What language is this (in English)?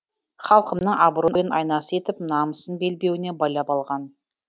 Kazakh